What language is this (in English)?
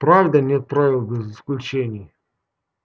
Russian